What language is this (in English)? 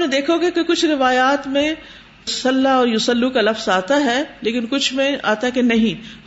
Urdu